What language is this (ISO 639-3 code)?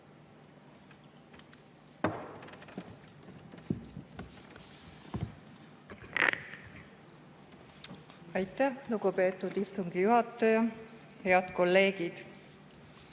est